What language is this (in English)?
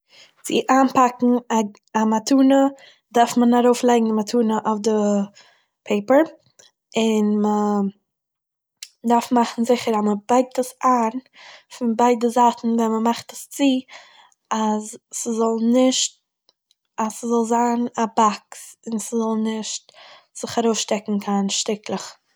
Yiddish